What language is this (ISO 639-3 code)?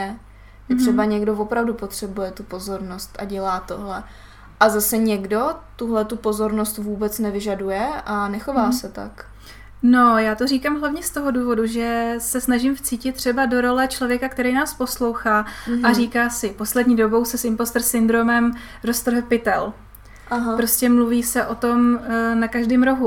ces